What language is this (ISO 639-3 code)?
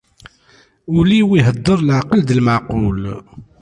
kab